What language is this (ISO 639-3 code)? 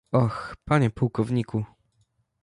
pol